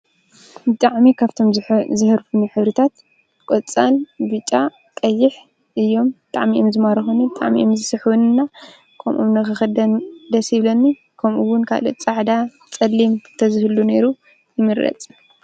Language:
Tigrinya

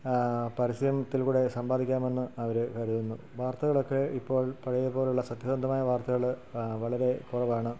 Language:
Malayalam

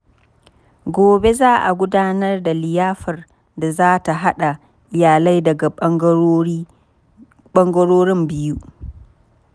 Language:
Hausa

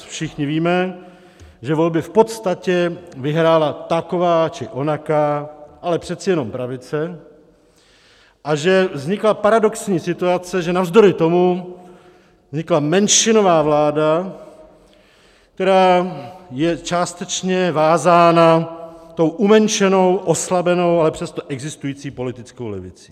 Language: Czech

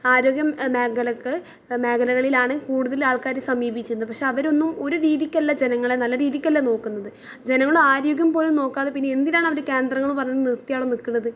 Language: Malayalam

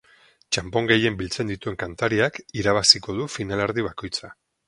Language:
Basque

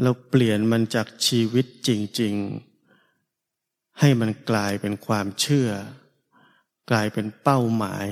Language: Thai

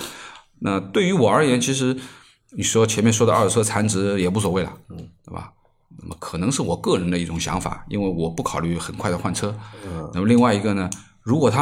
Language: Chinese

